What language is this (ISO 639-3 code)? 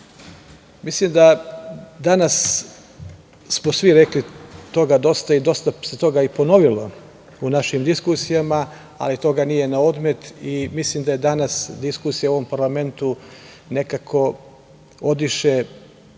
srp